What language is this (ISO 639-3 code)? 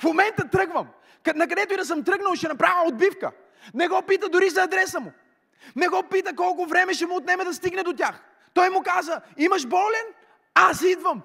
bul